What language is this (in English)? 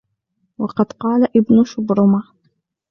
Arabic